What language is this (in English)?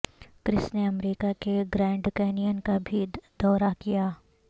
Urdu